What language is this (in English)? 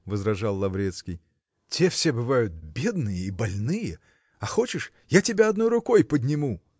Russian